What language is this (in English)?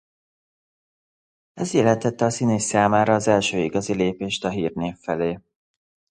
Hungarian